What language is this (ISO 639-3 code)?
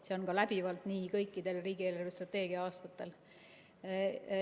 est